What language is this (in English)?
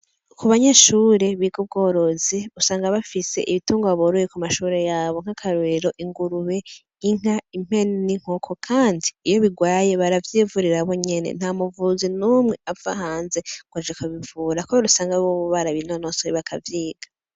Rundi